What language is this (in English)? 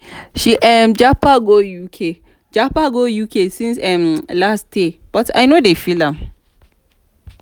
Nigerian Pidgin